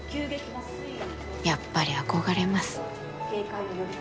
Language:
Japanese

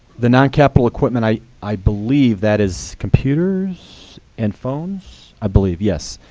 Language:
English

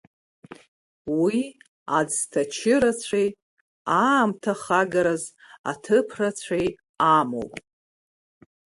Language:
Abkhazian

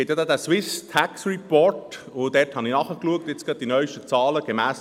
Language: Swiss German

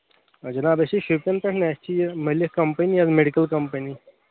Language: Kashmiri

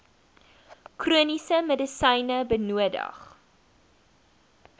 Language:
Afrikaans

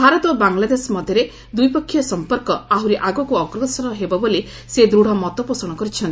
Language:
Odia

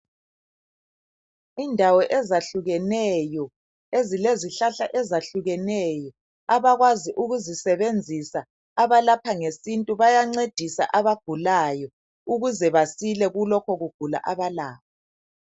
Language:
North Ndebele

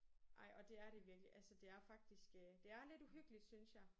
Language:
Danish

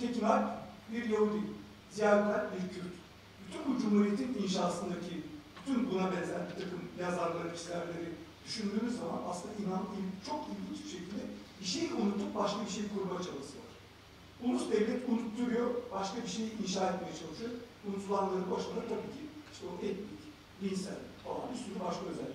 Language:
Turkish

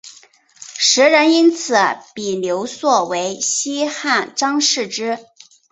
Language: Chinese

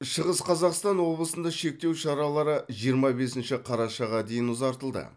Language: Kazakh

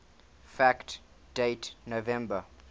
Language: English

